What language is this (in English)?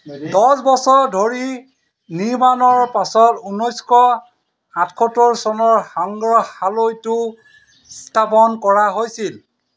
Assamese